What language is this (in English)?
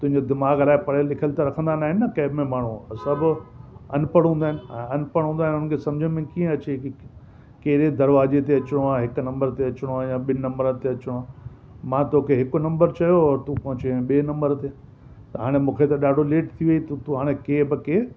Sindhi